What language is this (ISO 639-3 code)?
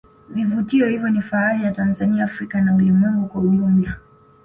swa